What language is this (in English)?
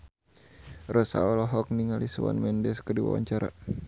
Sundanese